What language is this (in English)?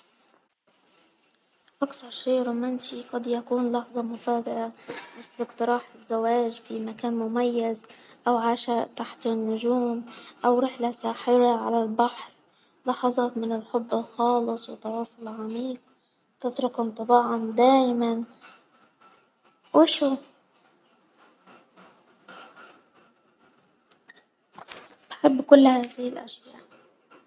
Hijazi Arabic